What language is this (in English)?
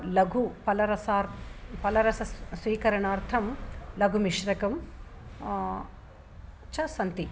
Sanskrit